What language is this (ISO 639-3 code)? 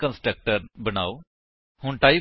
pan